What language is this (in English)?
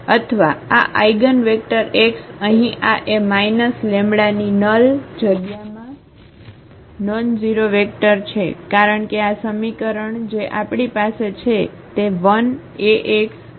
Gujarati